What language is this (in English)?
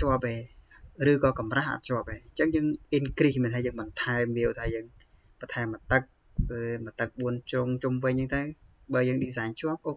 Thai